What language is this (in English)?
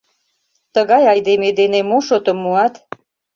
Mari